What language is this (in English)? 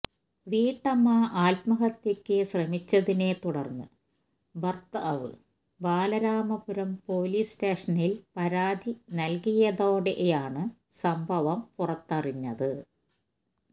Malayalam